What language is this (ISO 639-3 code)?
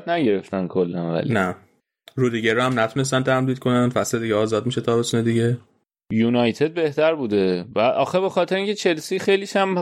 fas